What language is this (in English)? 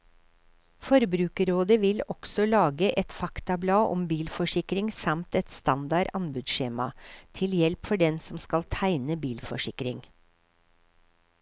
Norwegian